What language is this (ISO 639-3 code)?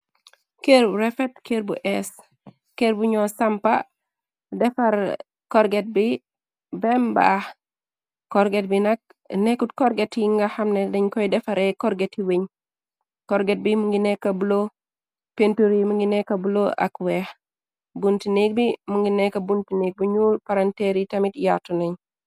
wol